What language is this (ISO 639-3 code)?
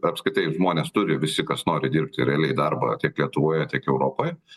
lit